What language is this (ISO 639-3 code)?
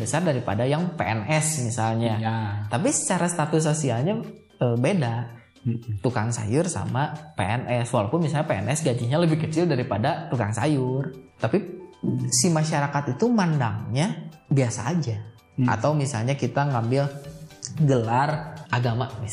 ind